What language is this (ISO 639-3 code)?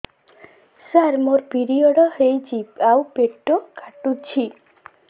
ori